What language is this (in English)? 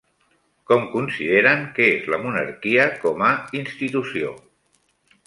Catalan